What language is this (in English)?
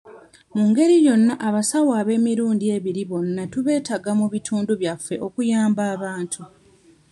Ganda